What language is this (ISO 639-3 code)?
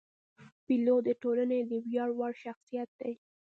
pus